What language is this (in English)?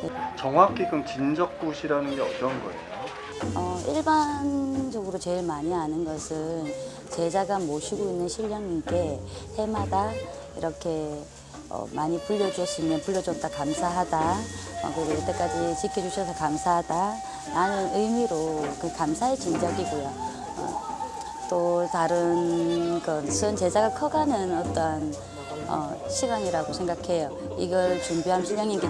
Korean